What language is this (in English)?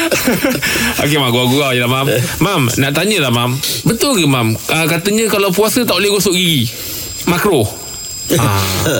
Malay